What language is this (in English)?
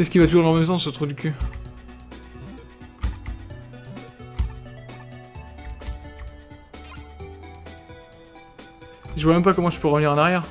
French